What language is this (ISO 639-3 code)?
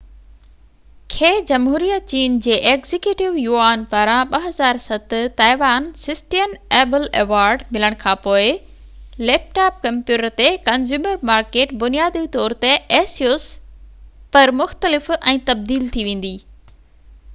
snd